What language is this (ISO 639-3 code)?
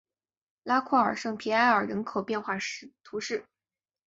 zho